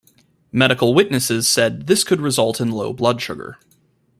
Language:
English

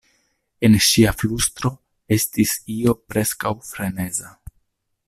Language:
Esperanto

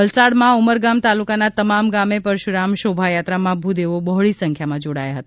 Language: Gujarati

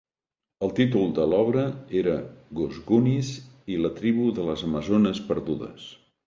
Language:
Catalan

